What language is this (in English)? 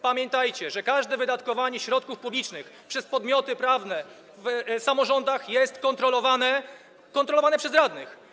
Polish